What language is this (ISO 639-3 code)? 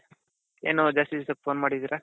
kan